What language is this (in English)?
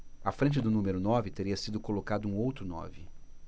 Portuguese